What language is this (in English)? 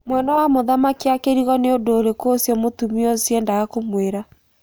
Kikuyu